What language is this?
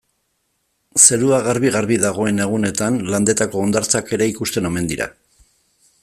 Basque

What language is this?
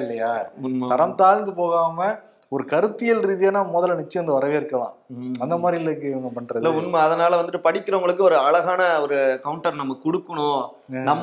Tamil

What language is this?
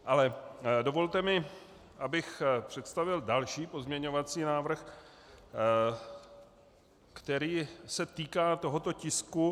Czech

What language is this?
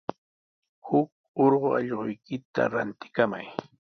Sihuas Ancash Quechua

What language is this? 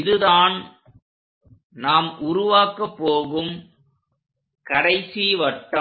Tamil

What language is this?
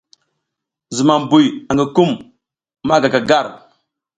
South Giziga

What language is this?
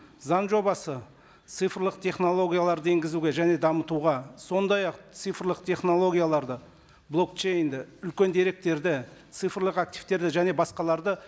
Kazakh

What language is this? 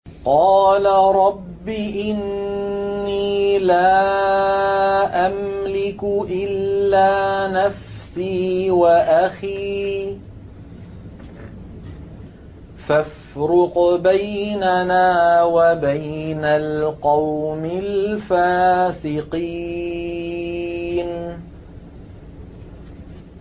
Arabic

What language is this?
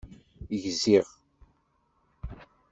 Kabyle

